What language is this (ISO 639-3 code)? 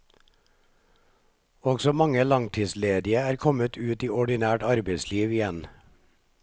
nor